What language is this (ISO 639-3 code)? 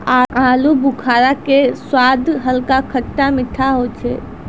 mai